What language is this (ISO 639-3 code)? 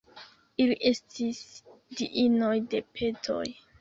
epo